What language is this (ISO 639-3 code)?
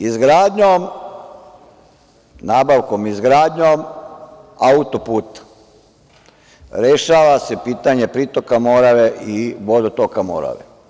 srp